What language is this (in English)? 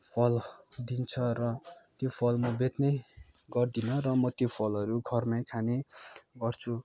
Nepali